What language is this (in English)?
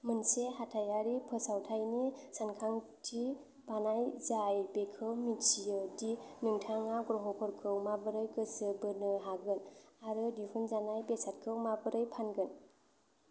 Bodo